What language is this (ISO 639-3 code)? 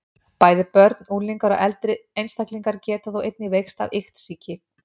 isl